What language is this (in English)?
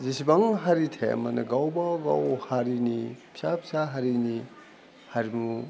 Bodo